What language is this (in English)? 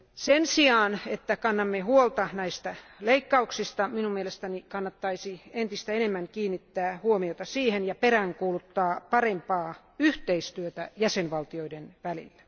Finnish